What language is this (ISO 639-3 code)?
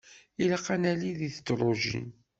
kab